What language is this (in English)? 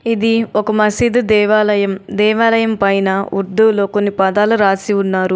Telugu